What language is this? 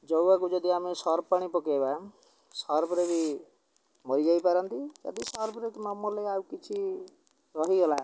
Odia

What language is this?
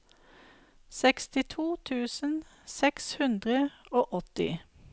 Norwegian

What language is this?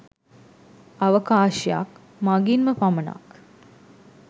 Sinhala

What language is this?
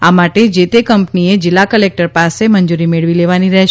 Gujarati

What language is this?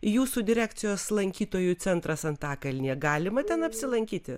Lithuanian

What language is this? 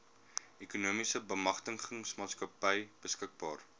Afrikaans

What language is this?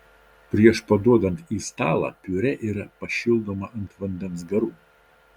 Lithuanian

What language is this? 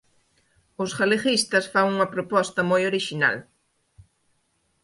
Galician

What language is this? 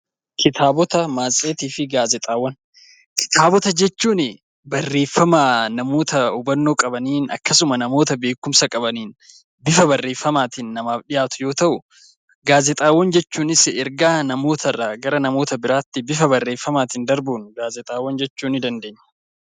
Oromo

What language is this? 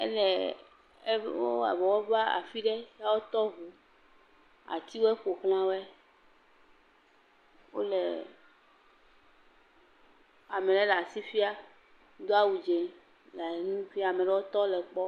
Ewe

